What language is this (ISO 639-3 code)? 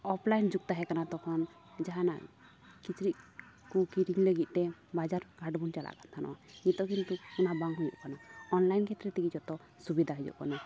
sat